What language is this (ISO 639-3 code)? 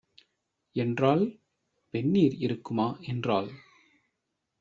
tam